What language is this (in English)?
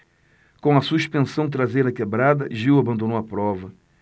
Portuguese